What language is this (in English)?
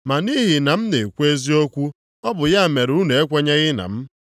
Igbo